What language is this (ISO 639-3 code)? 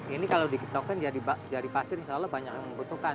ind